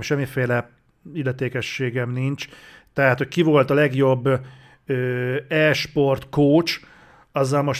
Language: Hungarian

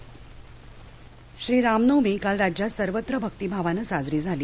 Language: Marathi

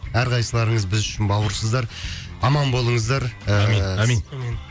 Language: Kazakh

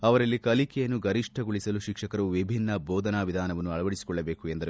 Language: Kannada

